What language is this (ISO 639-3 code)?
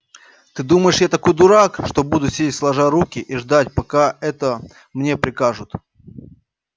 rus